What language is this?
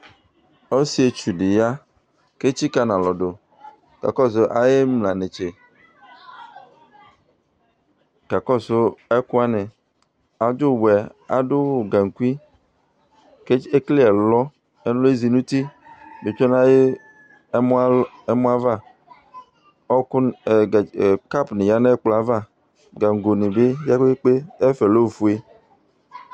Ikposo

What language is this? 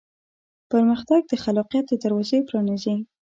Pashto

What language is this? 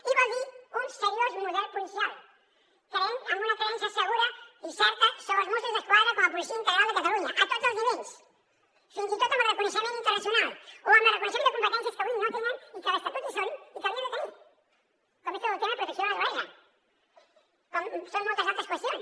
Catalan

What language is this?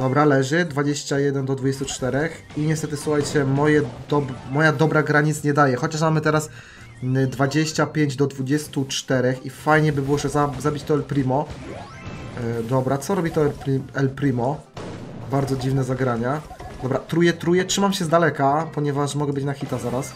Polish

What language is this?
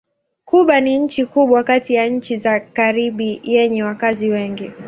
Swahili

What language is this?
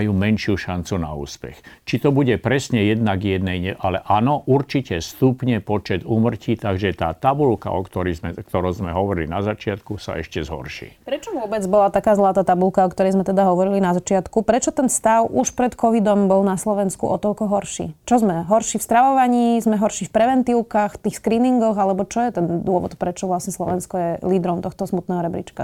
Slovak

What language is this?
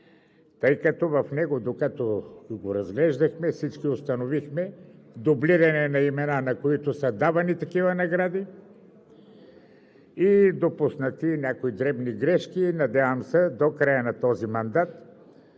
Bulgarian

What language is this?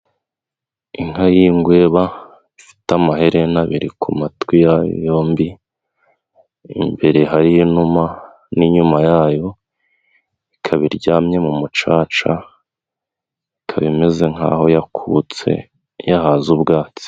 Kinyarwanda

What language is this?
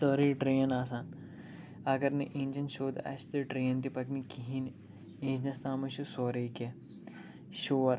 Kashmiri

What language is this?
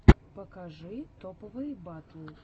Russian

